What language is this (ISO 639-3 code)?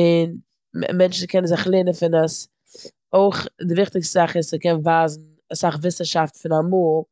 yid